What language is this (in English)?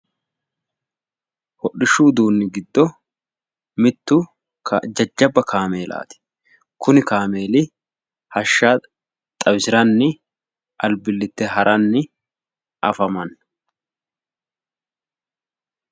Sidamo